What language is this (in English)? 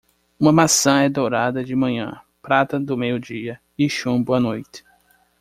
Portuguese